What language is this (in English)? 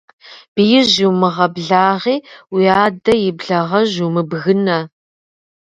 Kabardian